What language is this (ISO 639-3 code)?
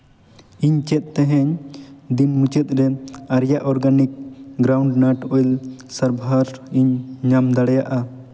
sat